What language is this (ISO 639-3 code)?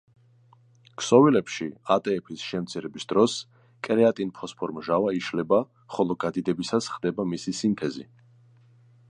kat